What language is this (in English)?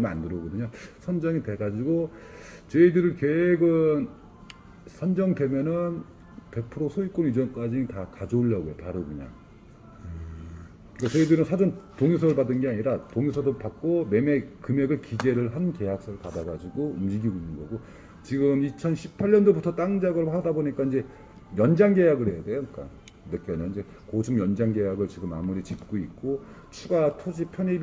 Korean